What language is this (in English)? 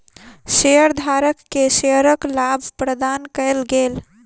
Maithili